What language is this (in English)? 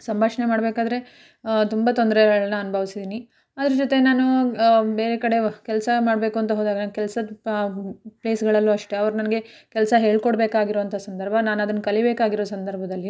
Kannada